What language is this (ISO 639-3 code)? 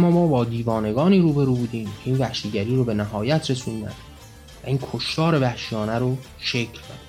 fas